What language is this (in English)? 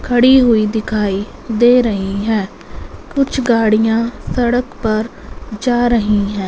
Hindi